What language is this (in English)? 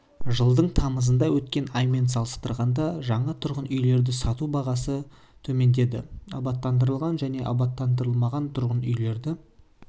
Kazakh